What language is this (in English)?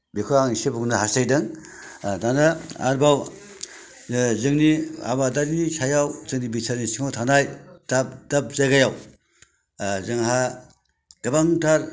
Bodo